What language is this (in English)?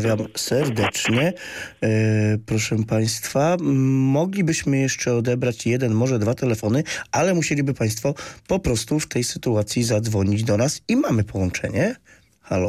Polish